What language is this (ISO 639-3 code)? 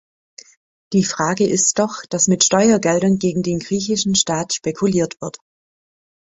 deu